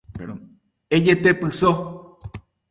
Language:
Guarani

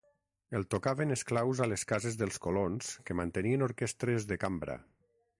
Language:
Catalan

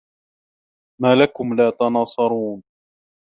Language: Arabic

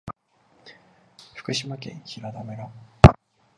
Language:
Japanese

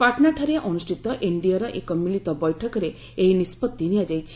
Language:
Odia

